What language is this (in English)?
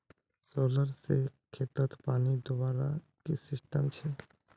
Magahi